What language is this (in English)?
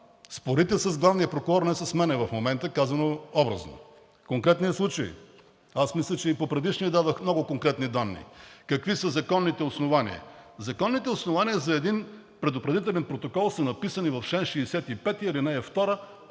Bulgarian